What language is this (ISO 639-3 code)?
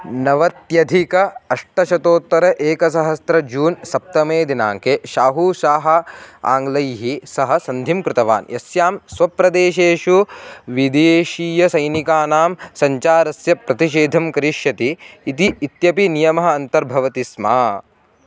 san